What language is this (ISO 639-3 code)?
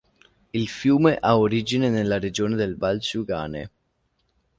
ita